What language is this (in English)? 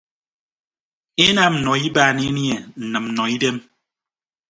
Ibibio